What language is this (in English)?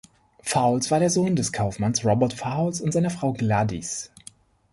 German